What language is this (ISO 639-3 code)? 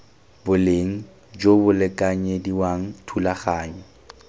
tsn